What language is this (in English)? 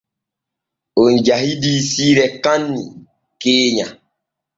Borgu Fulfulde